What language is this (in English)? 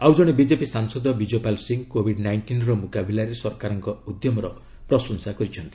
Odia